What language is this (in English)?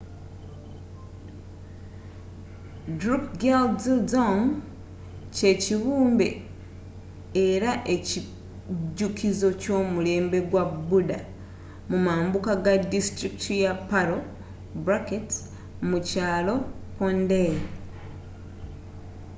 Ganda